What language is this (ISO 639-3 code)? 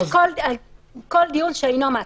heb